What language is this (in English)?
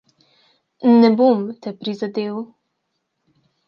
Slovenian